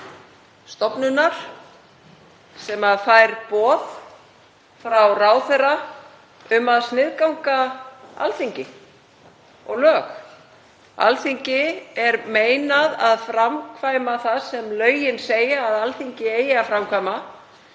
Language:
Icelandic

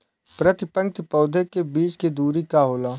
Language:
Bhojpuri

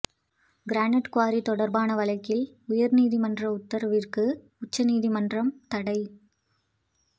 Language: Tamil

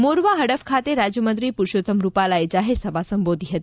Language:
Gujarati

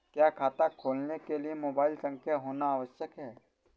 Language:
Hindi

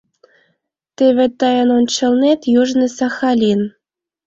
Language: Mari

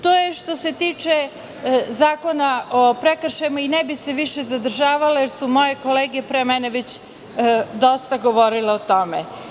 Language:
Serbian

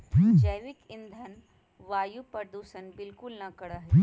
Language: Magahi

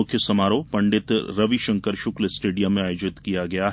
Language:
Hindi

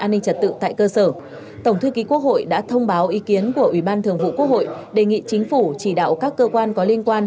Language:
Vietnamese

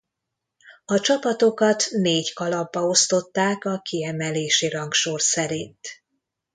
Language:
Hungarian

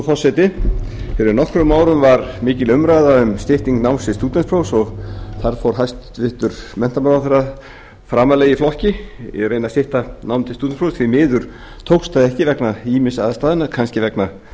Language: Icelandic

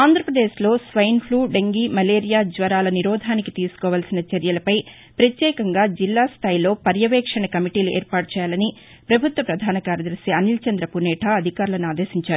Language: Telugu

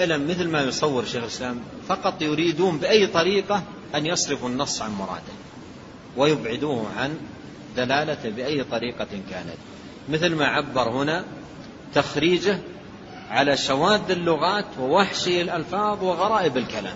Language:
Arabic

